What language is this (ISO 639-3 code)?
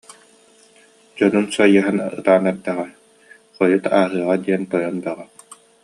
sah